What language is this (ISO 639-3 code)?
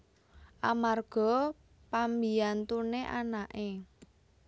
jav